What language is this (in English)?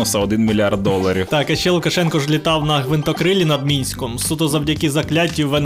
Ukrainian